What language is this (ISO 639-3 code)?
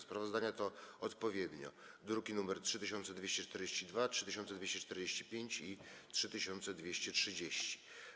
pol